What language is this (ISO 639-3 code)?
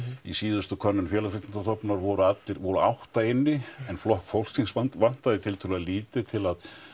isl